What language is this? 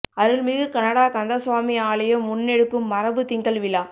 Tamil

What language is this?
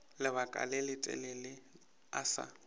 Northern Sotho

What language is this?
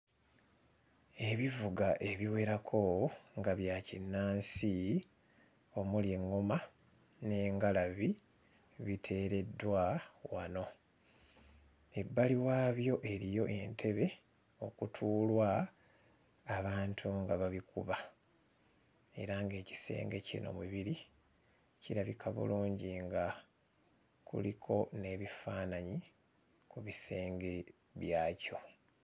Ganda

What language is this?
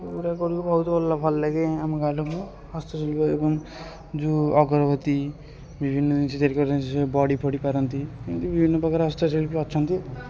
Odia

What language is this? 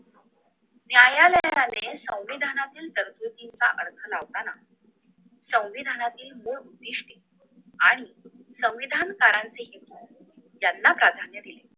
Marathi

